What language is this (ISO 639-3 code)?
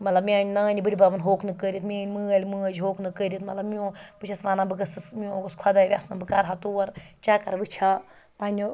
kas